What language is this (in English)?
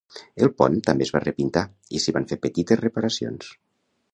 Catalan